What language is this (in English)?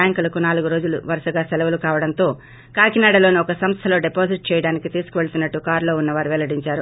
Telugu